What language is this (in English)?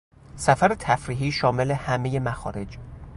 Persian